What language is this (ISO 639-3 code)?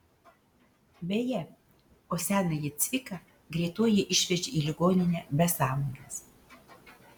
lit